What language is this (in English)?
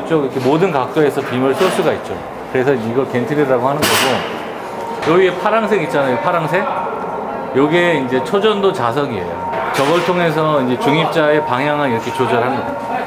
Korean